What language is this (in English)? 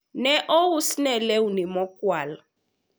Luo (Kenya and Tanzania)